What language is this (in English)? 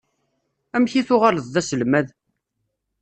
Kabyle